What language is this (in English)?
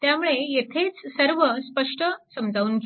Marathi